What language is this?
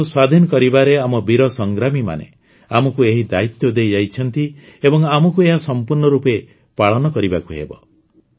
Odia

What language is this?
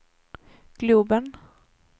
Swedish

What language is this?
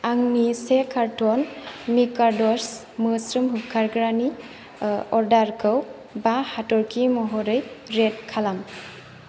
Bodo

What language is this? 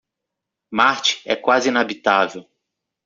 Portuguese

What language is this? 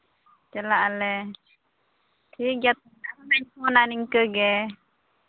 Santali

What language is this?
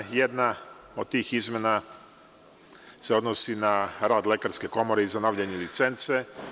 Serbian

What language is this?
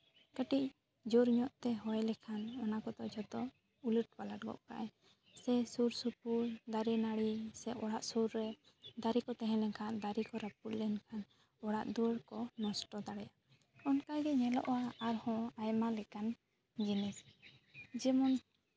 Santali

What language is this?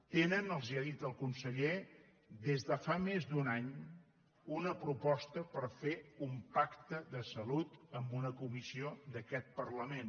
Catalan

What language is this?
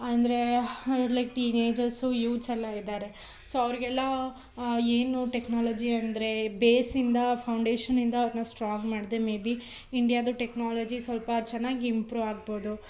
Kannada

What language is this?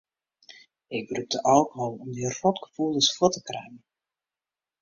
Western Frisian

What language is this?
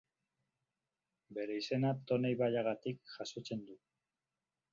Basque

